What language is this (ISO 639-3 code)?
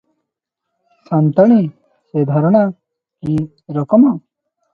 ori